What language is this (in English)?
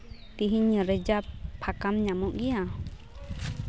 Santali